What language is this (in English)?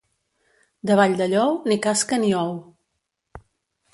Catalan